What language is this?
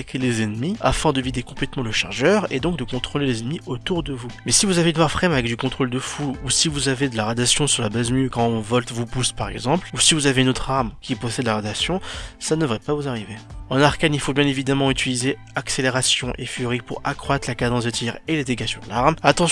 French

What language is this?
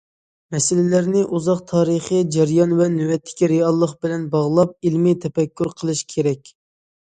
Uyghur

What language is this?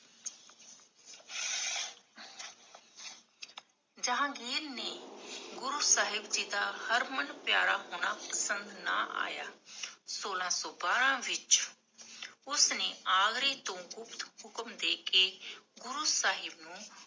Punjabi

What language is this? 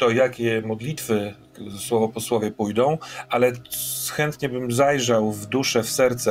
Polish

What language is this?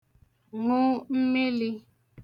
Igbo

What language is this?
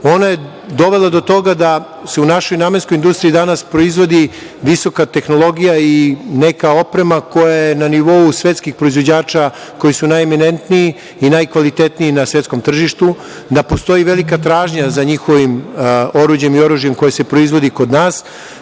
Serbian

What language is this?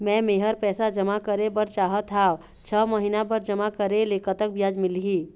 Chhattisgarhi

